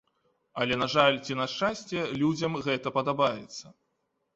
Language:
Belarusian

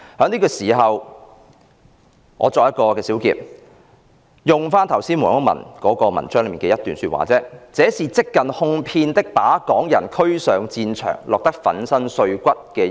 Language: Cantonese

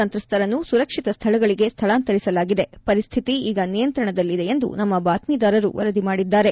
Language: Kannada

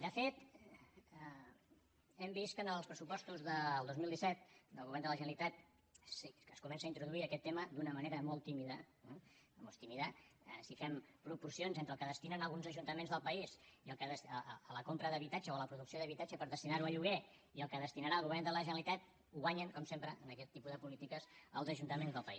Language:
Catalan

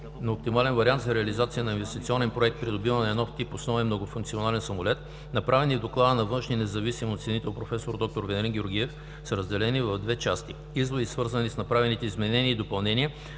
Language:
Bulgarian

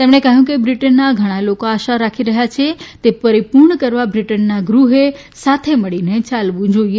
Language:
Gujarati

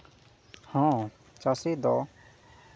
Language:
Santali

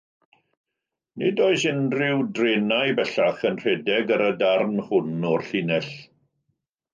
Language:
Welsh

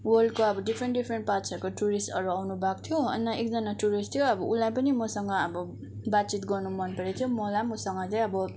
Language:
Nepali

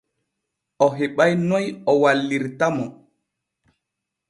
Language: Borgu Fulfulde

